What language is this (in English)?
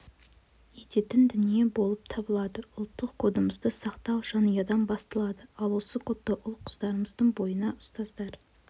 Kazakh